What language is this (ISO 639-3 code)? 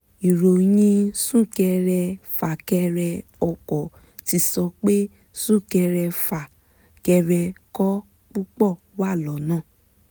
yor